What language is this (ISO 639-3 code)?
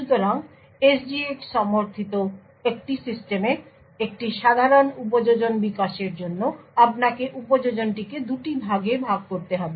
ben